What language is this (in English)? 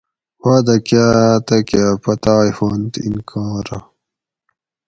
Gawri